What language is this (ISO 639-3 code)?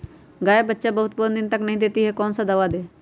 mag